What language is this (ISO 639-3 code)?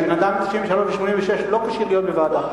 heb